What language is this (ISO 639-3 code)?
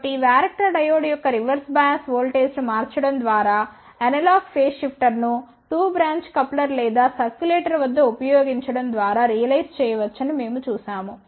tel